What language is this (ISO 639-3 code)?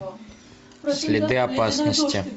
rus